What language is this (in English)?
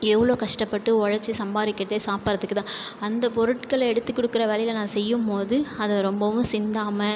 Tamil